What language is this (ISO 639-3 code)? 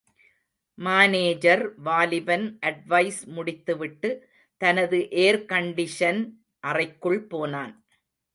tam